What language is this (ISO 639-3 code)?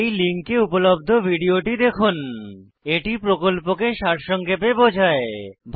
ben